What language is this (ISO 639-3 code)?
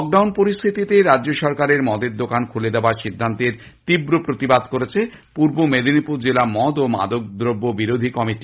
ben